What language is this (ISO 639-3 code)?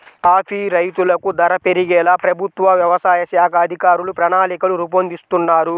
tel